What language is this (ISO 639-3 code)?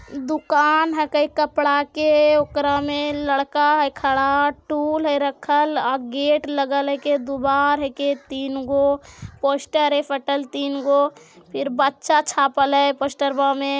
mag